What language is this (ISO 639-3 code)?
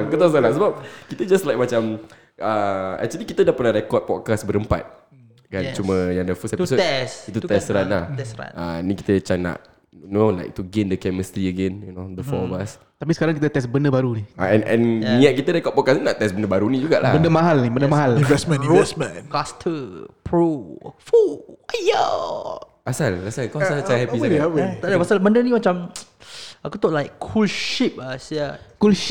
msa